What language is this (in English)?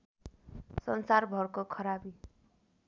Nepali